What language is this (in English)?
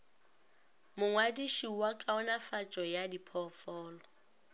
Northern Sotho